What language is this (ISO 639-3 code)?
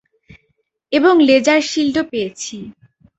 ben